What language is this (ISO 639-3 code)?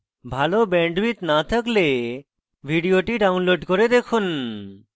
ben